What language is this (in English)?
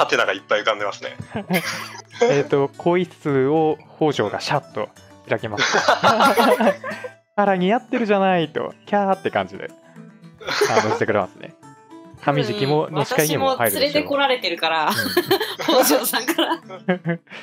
Japanese